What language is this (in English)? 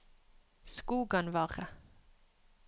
Norwegian